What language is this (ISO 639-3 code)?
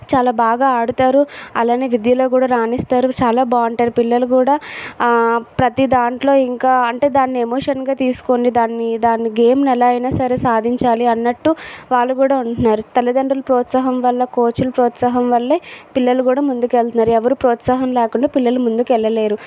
tel